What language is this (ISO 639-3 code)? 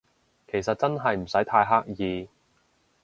yue